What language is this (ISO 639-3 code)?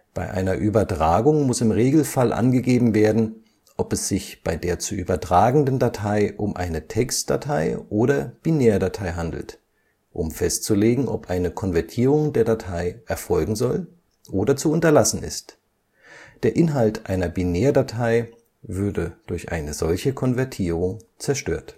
deu